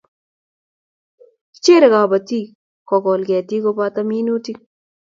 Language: Kalenjin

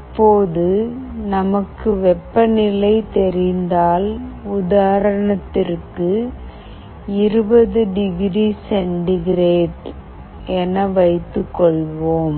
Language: Tamil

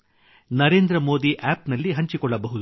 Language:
Kannada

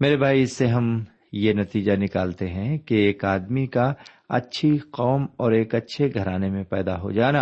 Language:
Urdu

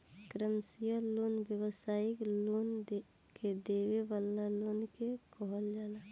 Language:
Bhojpuri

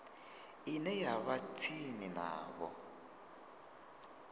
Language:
Venda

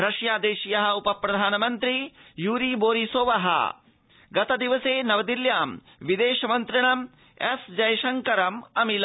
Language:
Sanskrit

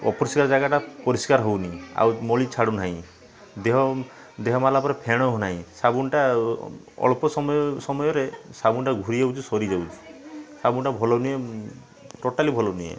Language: Odia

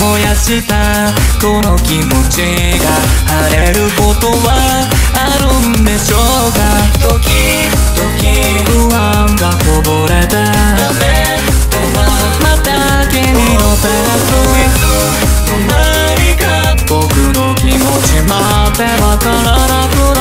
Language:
Romanian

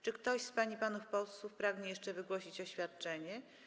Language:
Polish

